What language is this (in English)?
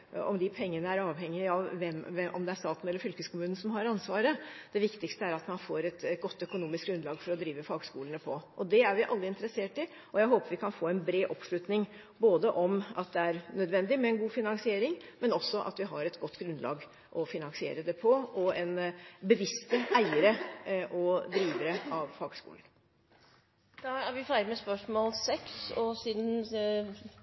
Norwegian